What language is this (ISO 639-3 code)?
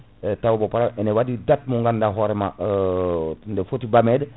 ful